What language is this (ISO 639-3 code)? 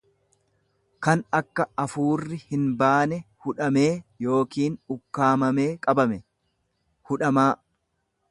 orm